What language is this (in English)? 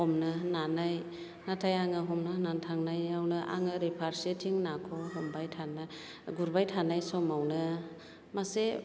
Bodo